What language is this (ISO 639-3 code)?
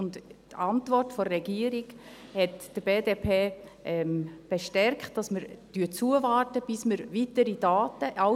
gsw